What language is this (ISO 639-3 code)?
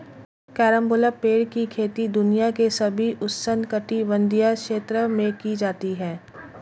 hin